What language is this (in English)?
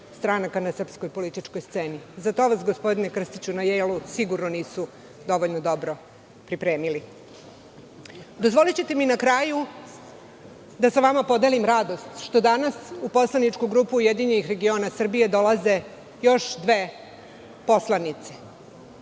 Serbian